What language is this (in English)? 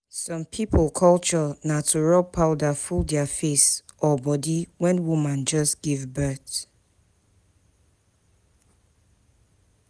Nigerian Pidgin